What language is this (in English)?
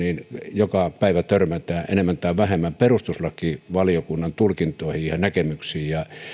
Finnish